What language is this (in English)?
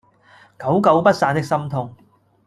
Cantonese